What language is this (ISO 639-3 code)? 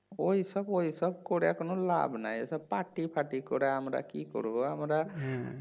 ben